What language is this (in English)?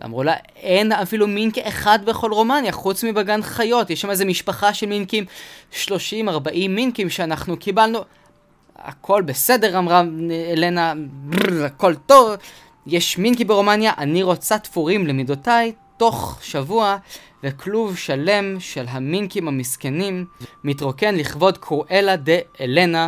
Hebrew